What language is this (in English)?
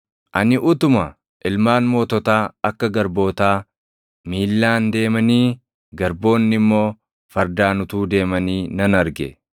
Oromo